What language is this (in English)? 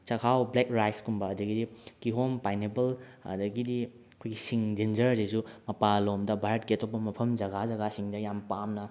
Manipuri